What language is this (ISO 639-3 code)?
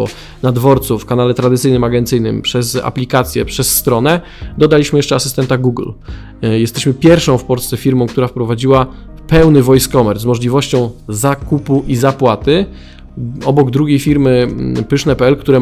pol